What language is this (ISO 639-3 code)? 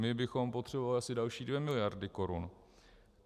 ces